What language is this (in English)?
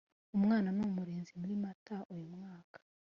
Kinyarwanda